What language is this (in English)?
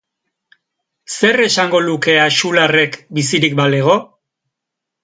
Basque